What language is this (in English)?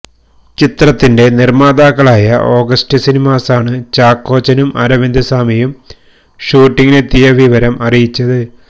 Malayalam